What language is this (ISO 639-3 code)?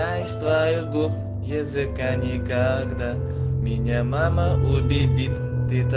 rus